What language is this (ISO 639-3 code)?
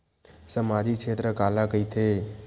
hne